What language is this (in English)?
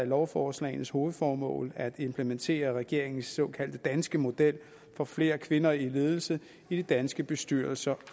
Danish